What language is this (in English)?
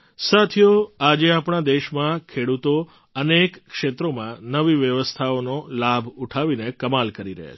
Gujarati